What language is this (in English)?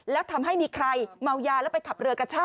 Thai